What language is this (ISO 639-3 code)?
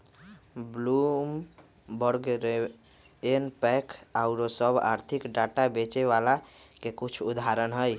mag